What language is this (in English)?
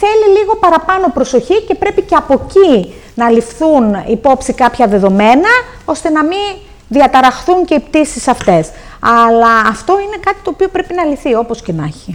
Greek